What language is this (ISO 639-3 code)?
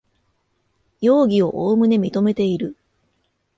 jpn